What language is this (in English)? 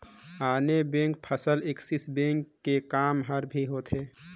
Chhattisgarhi